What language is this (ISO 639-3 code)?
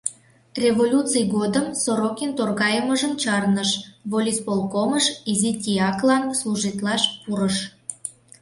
chm